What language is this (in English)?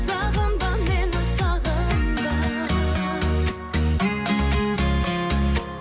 Kazakh